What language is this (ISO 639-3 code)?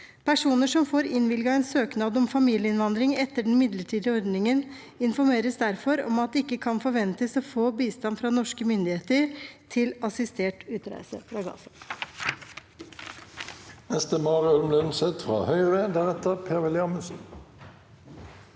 nor